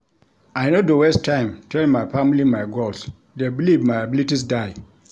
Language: Nigerian Pidgin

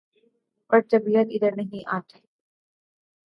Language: Urdu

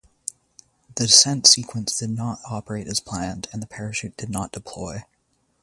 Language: English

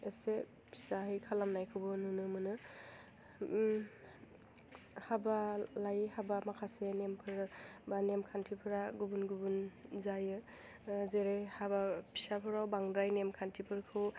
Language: Bodo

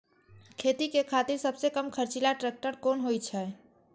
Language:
Maithili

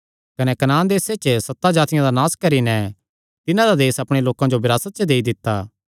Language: Kangri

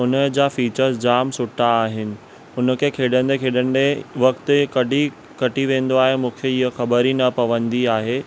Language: Sindhi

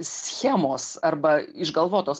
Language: Lithuanian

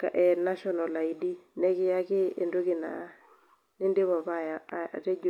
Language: Masai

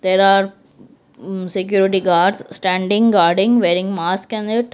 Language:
English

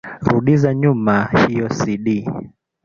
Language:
Swahili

